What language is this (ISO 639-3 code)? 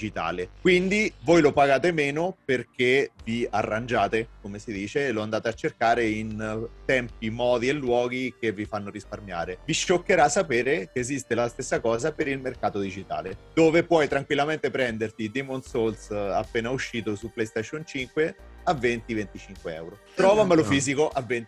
ita